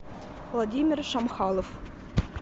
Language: Russian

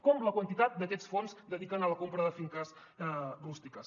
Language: Catalan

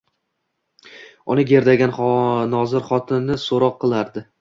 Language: Uzbek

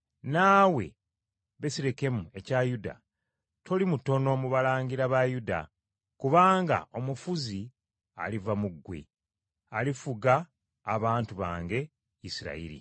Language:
Ganda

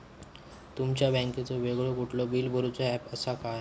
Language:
Marathi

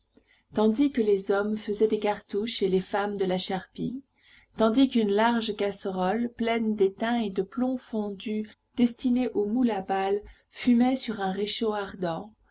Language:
French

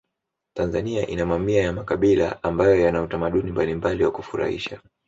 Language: Swahili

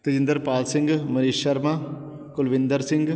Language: Punjabi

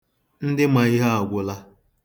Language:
Igbo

